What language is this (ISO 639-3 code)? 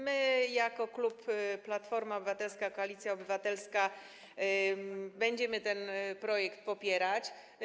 pol